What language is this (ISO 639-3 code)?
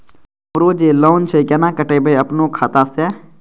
mai